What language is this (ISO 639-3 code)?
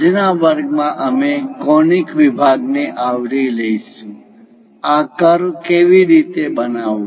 guj